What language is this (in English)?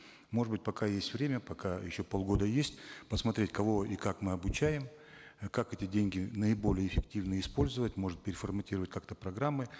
Kazakh